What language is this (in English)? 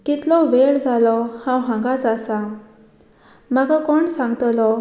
Konkani